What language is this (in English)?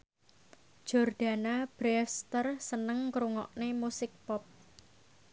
Javanese